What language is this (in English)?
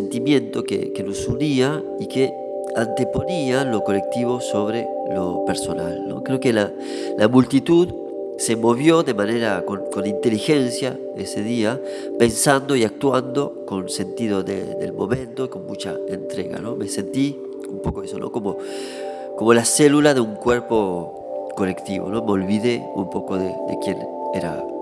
Spanish